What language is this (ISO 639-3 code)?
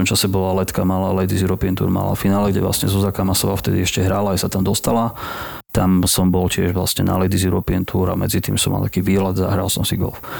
slk